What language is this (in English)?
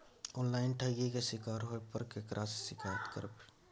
Maithili